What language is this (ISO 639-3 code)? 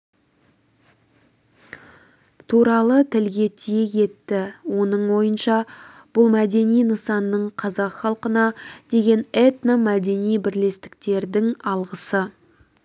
kaz